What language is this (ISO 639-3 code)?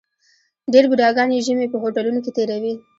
pus